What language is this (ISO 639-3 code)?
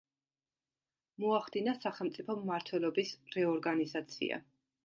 kat